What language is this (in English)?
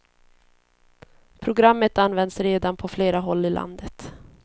Swedish